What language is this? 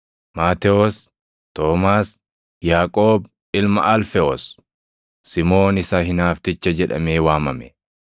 Oromo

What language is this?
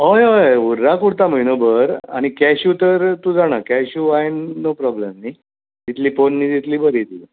Konkani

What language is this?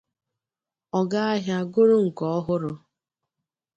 Igbo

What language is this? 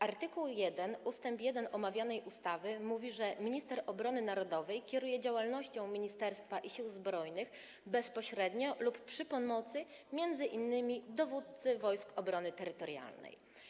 Polish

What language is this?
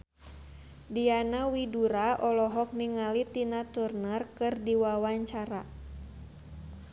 Sundanese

